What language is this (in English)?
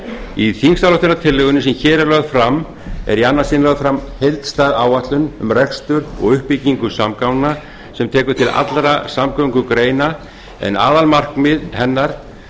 Icelandic